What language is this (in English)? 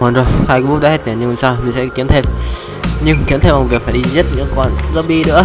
Vietnamese